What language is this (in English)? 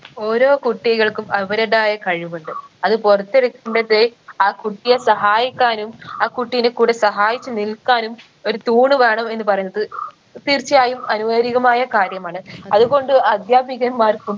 Malayalam